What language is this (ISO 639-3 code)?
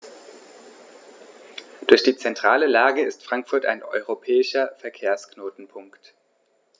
deu